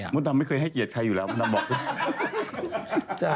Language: Thai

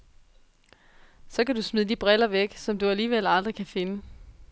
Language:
Danish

